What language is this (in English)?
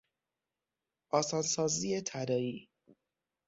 Persian